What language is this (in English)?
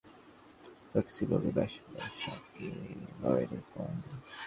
Bangla